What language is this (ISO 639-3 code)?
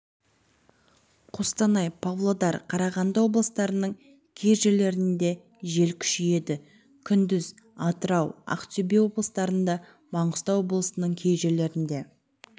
kaz